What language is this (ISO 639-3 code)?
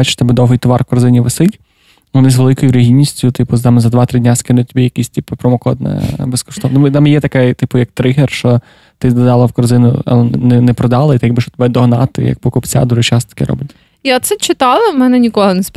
ukr